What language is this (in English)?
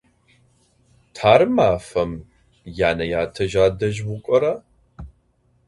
Adyghe